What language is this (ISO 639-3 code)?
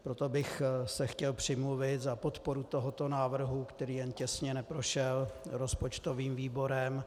ces